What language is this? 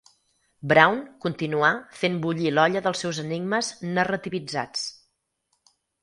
Catalan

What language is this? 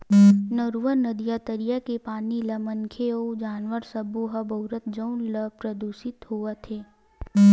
Chhattisgarhi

